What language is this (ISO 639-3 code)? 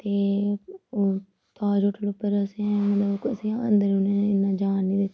doi